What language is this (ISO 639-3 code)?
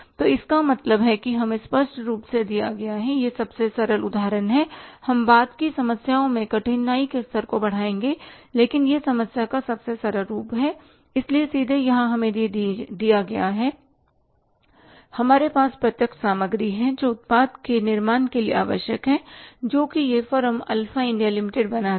hin